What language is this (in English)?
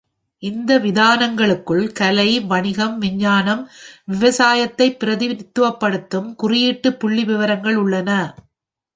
Tamil